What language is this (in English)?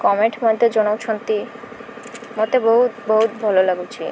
Odia